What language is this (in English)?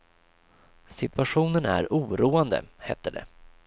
Swedish